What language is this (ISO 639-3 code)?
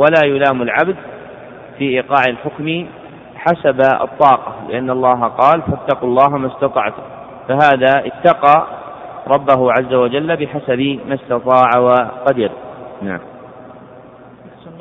ara